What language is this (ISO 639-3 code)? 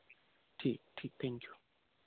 hin